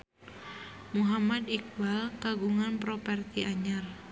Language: Sundanese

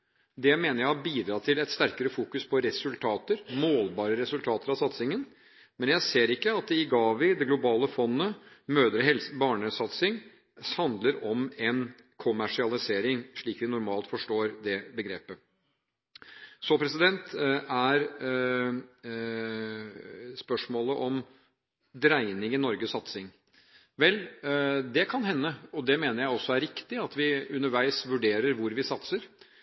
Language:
Norwegian Bokmål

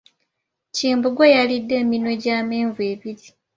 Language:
Ganda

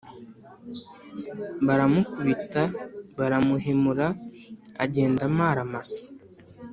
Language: Kinyarwanda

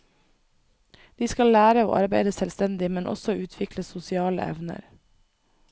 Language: Norwegian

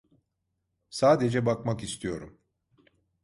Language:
Turkish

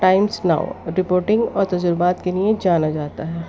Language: Urdu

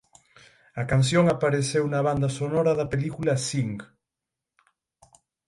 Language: Galician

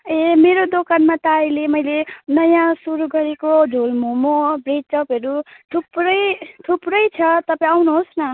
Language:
Nepali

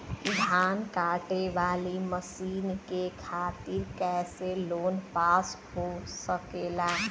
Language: Bhojpuri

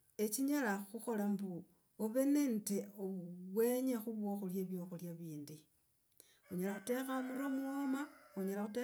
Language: Logooli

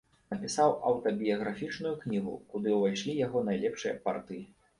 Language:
Belarusian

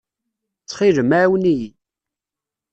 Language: Kabyle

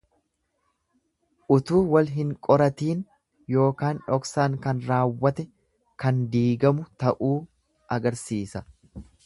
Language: Oromo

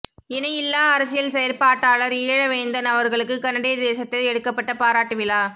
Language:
Tamil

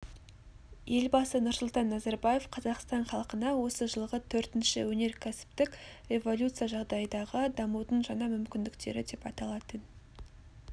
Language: Kazakh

